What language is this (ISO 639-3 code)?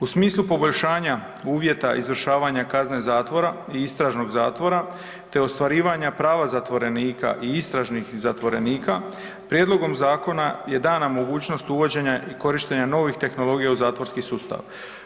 hrv